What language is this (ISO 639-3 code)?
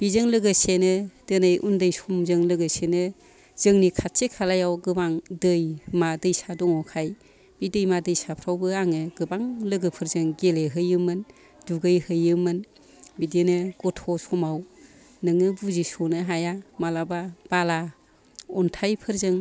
brx